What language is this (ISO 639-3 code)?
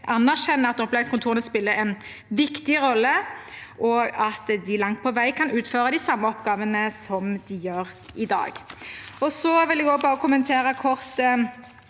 nor